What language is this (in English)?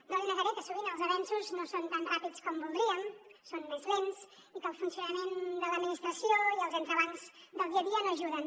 Catalan